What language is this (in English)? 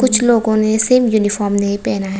Hindi